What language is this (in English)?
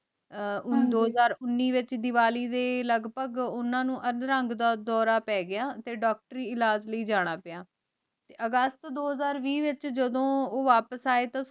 Punjabi